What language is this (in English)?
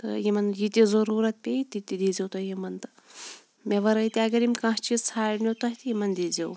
Kashmiri